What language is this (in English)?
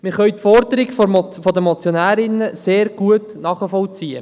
Swiss German